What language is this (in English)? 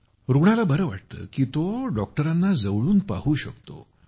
Marathi